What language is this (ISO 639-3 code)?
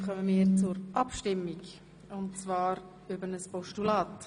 gsw